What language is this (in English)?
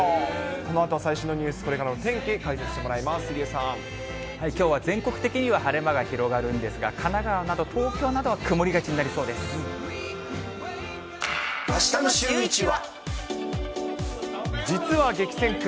Japanese